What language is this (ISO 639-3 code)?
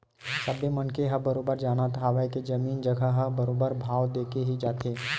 hne